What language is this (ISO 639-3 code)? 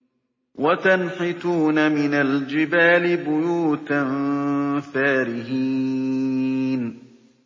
ara